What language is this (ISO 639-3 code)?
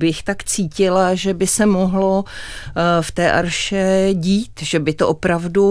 ces